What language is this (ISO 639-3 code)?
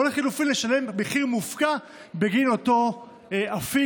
heb